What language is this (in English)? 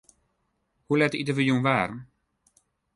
Western Frisian